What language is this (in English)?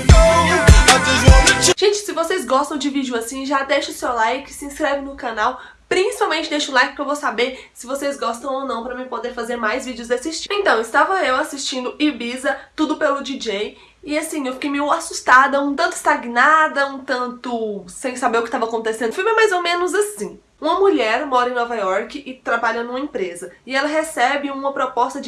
Portuguese